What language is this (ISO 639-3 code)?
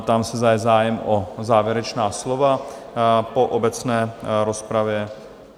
ces